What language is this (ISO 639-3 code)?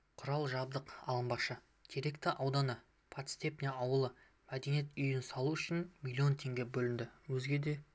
kaz